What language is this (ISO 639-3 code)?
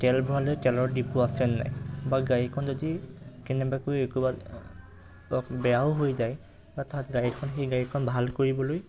asm